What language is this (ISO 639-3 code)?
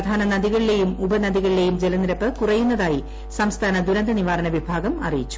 mal